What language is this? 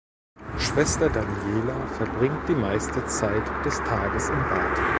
German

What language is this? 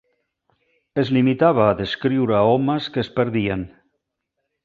Catalan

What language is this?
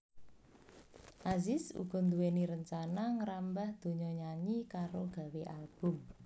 Javanese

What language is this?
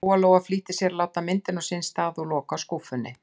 Icelandic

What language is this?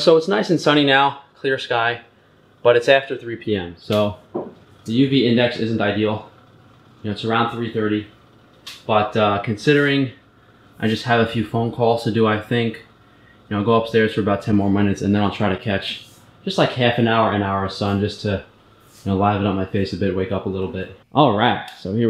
English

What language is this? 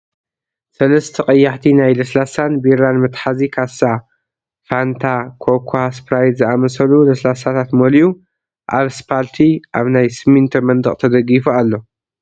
Tigrinya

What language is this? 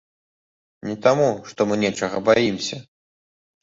Belarusian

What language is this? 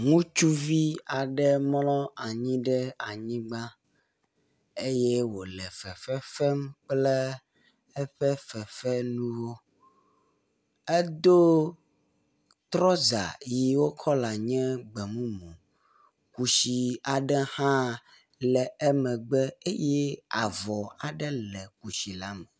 Ewe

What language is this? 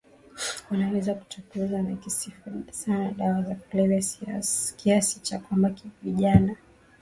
Swahili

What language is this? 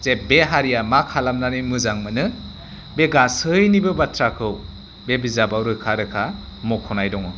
Bodo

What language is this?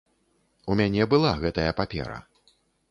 Belarusian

